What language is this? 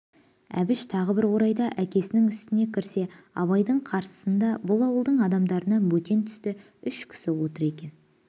Kazakh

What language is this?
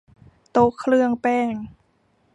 Thai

